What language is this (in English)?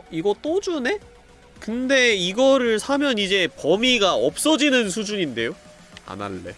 Korean